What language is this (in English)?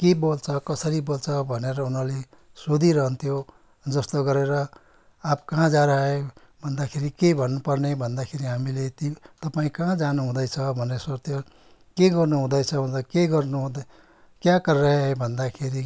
Nepali